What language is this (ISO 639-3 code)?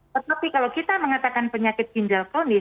ind